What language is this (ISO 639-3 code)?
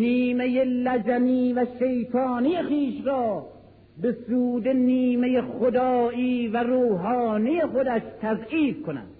fas